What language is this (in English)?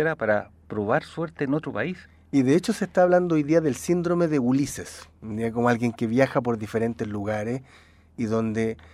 Spanish